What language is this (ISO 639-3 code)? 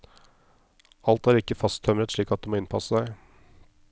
nor